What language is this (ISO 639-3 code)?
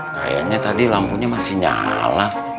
ind